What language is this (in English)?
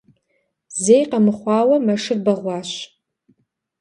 Kabardian